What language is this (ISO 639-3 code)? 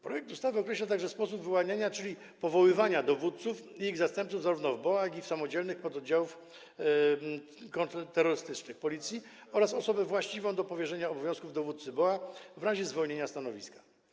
pol